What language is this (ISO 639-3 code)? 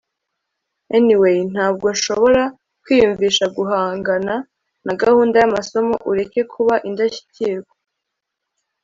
kin